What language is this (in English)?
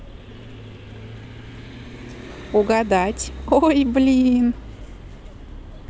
Russian